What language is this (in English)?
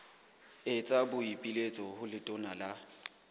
Southern Sotho